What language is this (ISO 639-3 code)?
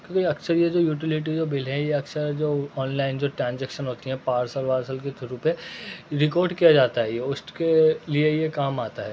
urd